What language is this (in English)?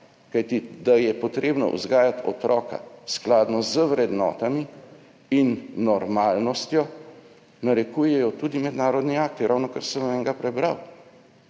Slovenian